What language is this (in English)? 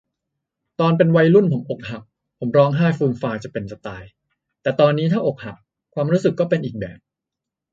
Thai